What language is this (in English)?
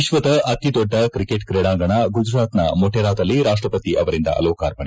Kannada